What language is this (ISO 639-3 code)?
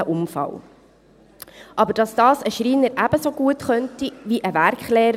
gsw